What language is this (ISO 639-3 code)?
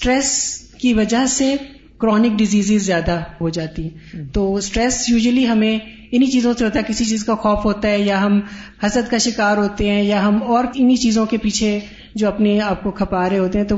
urd